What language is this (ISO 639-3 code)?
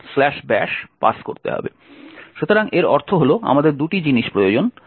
ben